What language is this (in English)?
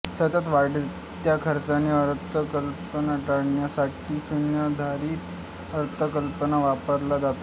Marathi